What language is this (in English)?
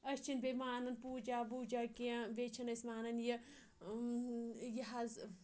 Kashmiri